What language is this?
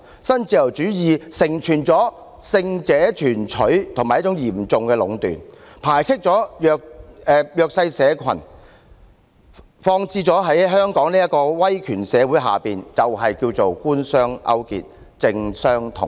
Cantonese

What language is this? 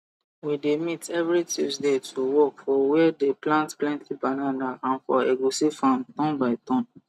Nigerian Pidgin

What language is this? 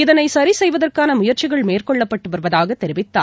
Tamil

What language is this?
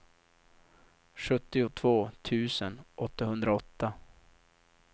Swedish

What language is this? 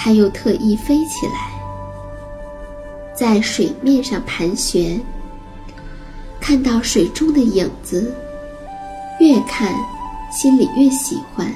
Chinese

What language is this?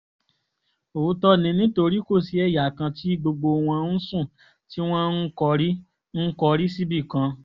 Yoruba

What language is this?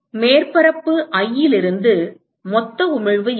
Tamil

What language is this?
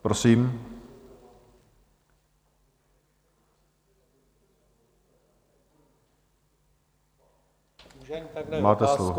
Czech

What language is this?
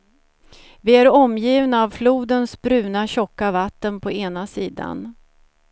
Swedish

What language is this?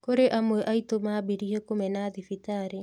Kikuyu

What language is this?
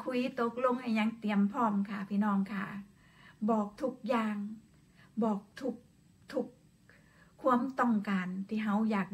Thai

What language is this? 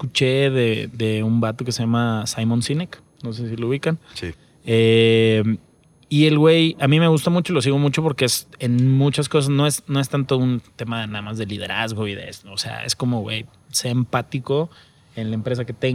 Spanish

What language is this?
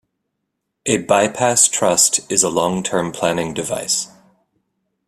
English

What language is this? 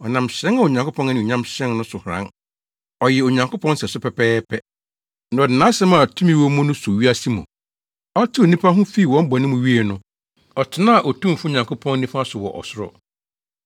Akan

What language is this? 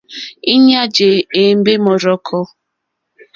Mokpwe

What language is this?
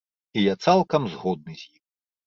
Belarusian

